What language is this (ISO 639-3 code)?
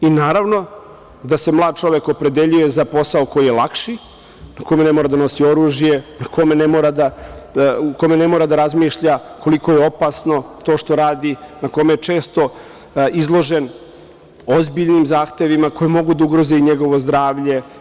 srp